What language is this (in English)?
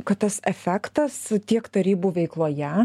Lithuanian